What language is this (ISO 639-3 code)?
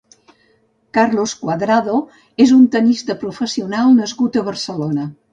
cat